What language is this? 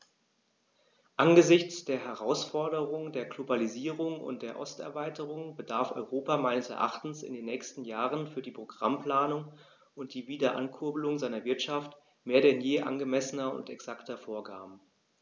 German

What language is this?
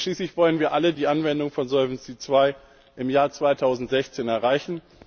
German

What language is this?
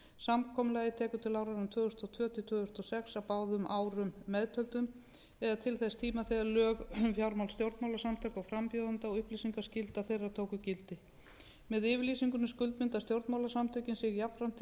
Icelandic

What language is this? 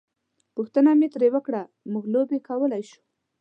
Pashto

